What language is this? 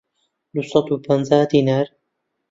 Central Kurdish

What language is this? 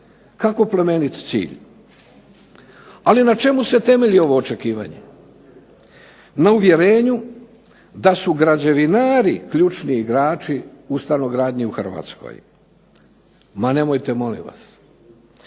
Croatian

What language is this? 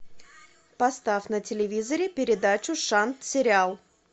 Russian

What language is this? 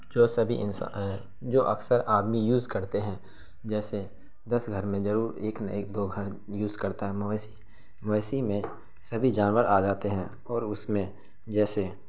Urdu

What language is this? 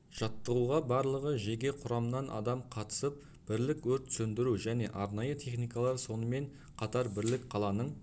Kazakh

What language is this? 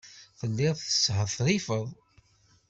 Kabyle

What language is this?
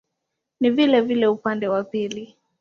Swahili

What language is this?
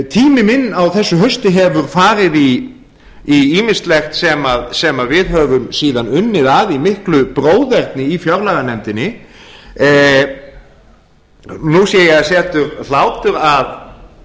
Icelandic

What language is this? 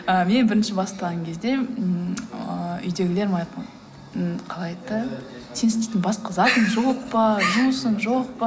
Kazakh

